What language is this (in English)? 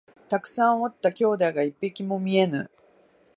Japanese